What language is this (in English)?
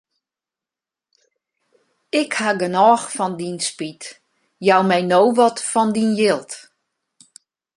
Western Frisian